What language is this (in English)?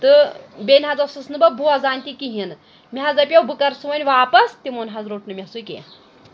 Kashmiri